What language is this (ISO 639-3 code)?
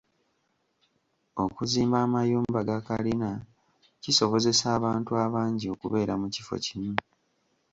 lug